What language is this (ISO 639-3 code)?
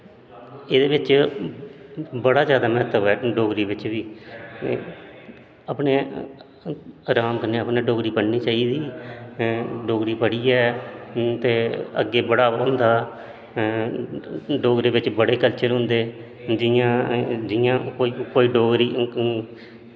doi